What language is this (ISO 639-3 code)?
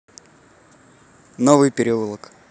rus